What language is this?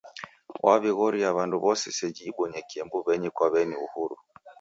Taita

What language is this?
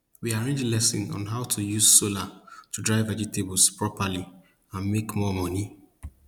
Nigerian Pidgin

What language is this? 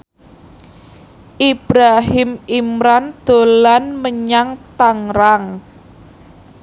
Javanese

